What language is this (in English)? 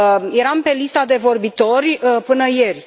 Romanian